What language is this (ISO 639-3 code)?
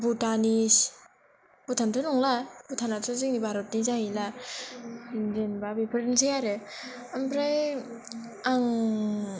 brx